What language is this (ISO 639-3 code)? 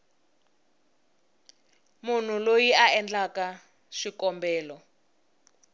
tso